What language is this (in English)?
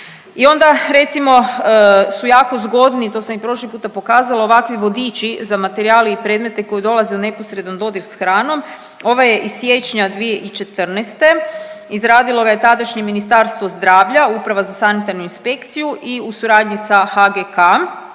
Croatian